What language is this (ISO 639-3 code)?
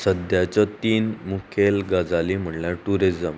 kok